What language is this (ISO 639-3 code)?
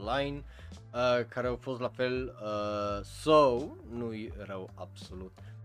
ron